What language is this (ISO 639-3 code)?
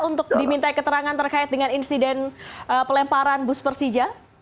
ind